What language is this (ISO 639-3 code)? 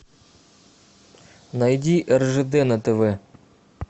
rus